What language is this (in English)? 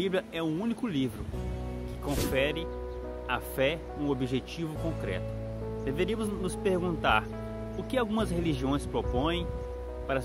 Portuguese